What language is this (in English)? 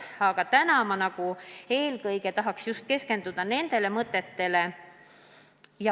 Estonian